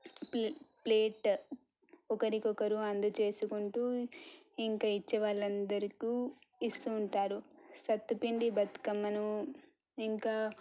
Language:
Telugu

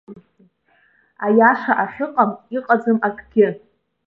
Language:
Abkhazian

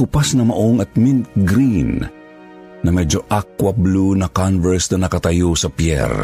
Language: Filipino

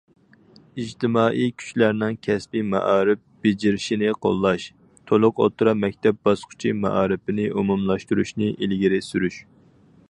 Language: Uyghur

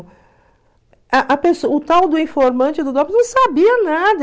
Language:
Portuguese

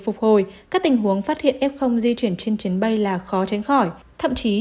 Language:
Vietnamese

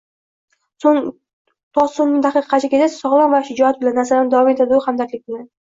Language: Uzbek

